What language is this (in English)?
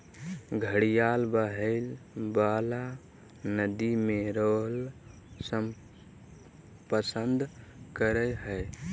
Magahi